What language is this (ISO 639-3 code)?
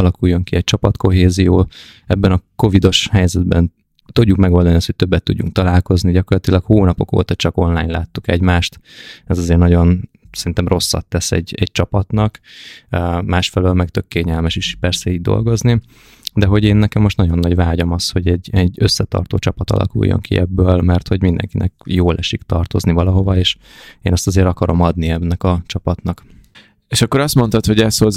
hun